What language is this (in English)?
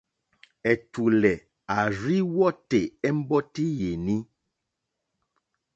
Mokpwe